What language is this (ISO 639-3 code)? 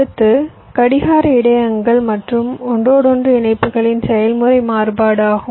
tam